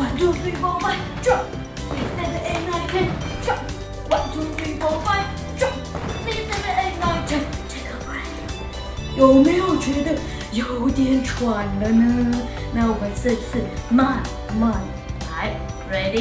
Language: Chinese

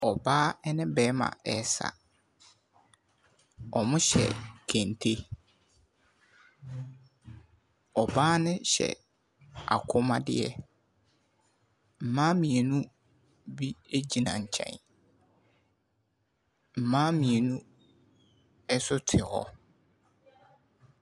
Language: Akan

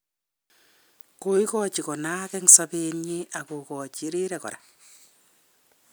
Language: Kalenjin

